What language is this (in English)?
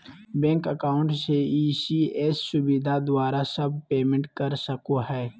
Magahi